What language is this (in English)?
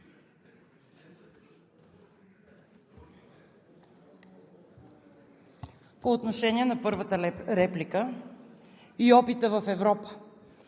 Bulgarian